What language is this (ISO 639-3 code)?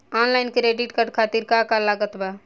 bho